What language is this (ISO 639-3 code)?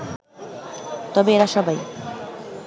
ben